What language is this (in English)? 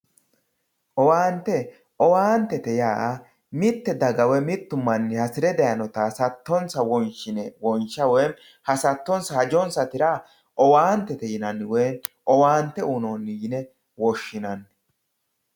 Sidamo